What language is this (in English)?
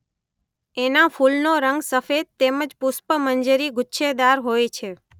Gujarati